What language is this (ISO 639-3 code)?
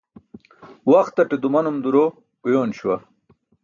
bsk